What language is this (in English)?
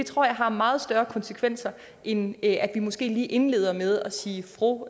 Danish